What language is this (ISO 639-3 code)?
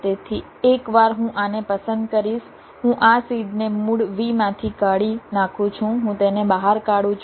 guj